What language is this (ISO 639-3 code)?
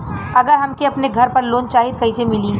bho